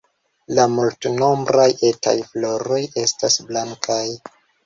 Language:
Esperanto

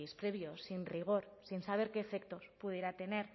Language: Spanish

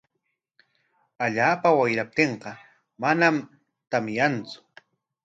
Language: Corongo Ancash Quechua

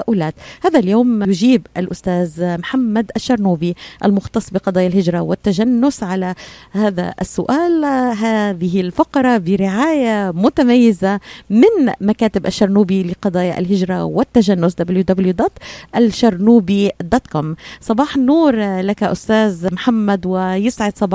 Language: Arabic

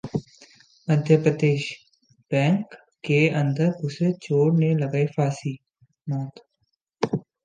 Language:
Hindi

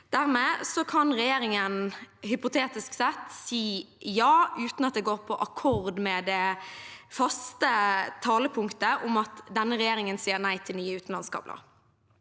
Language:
Norwegian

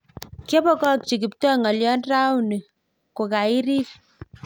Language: Kalenjin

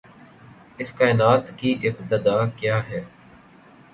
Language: Urdu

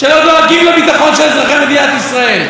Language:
Hebrew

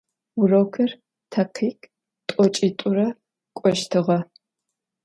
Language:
Adyghe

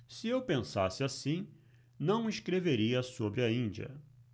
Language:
Portuguese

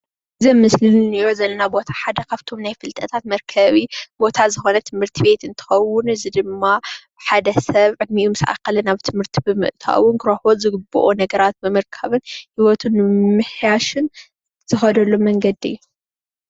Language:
Tigrinya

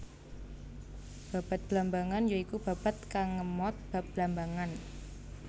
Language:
Javanese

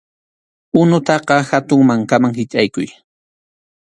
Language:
Arequipa-La Unión Quechua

